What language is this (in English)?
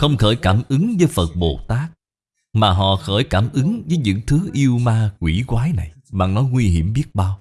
Vietnamese